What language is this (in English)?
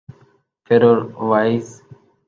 Urdu